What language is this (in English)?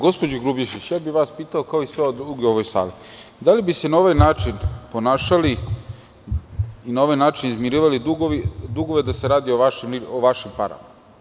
Serbian